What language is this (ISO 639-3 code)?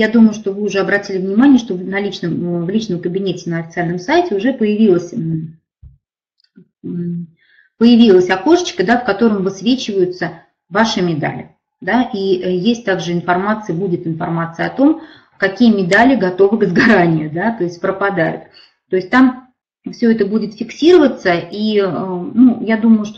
rus